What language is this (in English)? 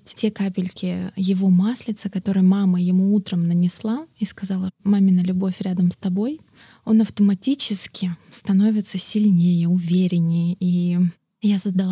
Russian